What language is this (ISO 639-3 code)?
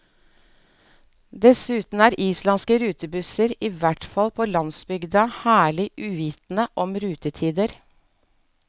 nor